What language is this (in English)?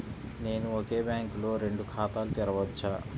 Telugu